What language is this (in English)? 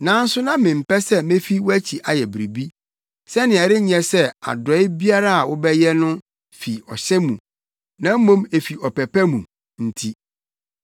Akan